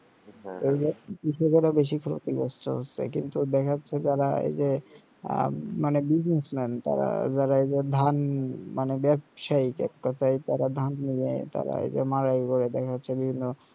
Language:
Bangla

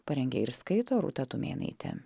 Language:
Lithuanian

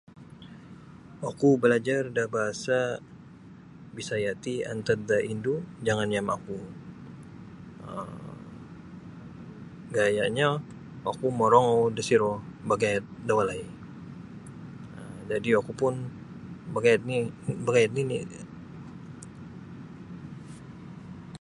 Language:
Sabah Bisaya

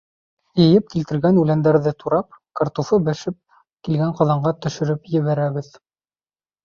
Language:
Bashkir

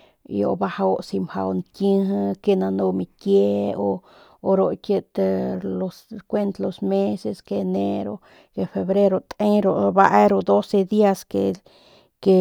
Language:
Northern Pame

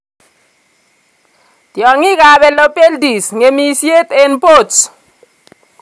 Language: Kalenjin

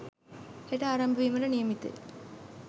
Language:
Sinhala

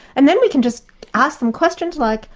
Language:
English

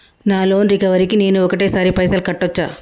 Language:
Telugu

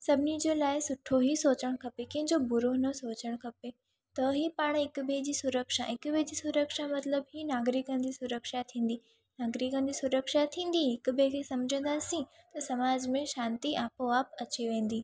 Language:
Sindhi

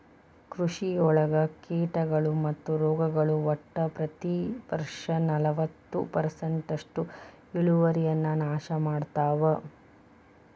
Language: Kannada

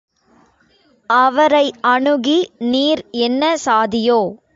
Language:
Tamil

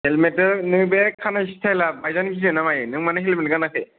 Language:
Bodo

